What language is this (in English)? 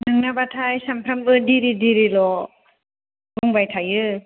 Bodo